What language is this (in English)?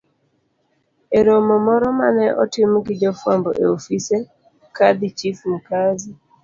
Luo (Kenya and Tanzania)